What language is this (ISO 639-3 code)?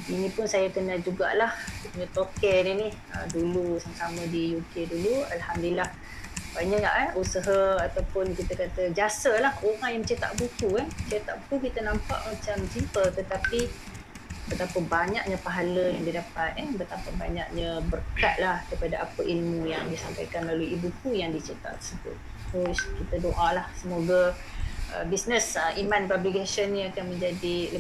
msa